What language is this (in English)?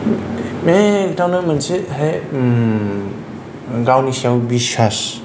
Bodo